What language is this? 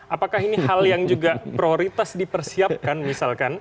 Indonesian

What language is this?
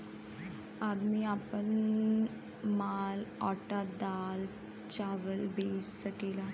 Bhojpuri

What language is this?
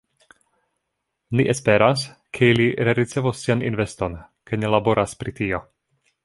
Esperanto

